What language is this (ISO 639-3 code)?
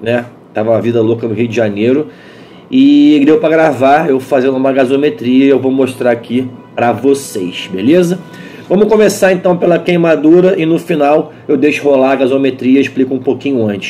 por